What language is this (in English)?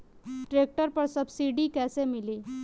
Bhojpuri